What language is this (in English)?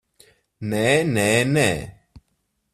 Latvian